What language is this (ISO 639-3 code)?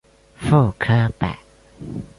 zho